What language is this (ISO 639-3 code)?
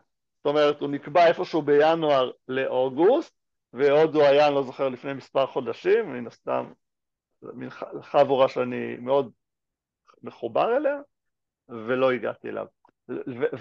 heb